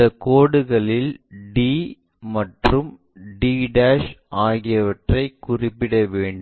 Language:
Tamil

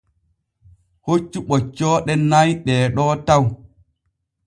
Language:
Borgu Fulfulde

